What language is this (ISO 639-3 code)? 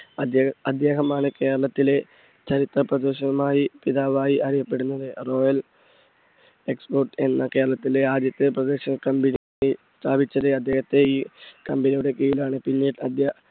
mal